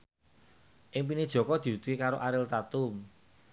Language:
Javanese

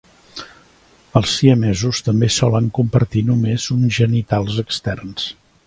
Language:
Catalan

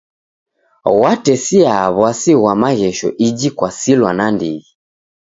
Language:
Taita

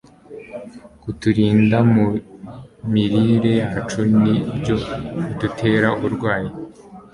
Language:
Kinyarwanda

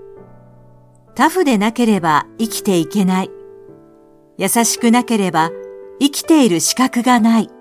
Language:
Japanese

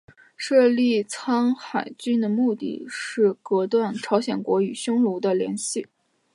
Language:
Chinese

